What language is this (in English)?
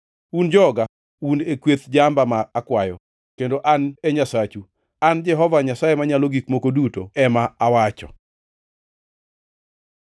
Luo (Kenya and Tanzania)